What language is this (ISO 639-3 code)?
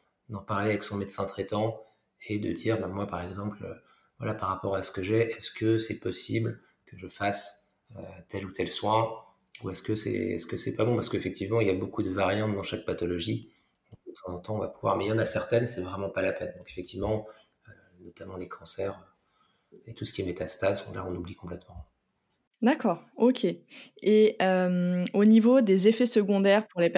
fra